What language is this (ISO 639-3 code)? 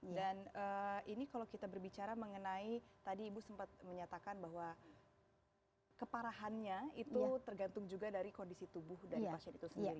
ind